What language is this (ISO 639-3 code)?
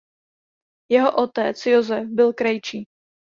ces